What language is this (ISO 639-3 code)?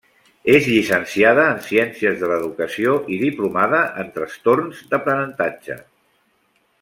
cat